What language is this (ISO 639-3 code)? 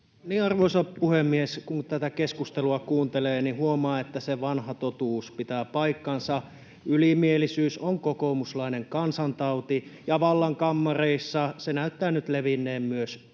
fin